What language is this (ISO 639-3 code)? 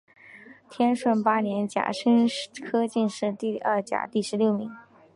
zho